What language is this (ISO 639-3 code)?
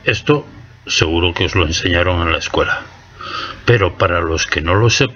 spa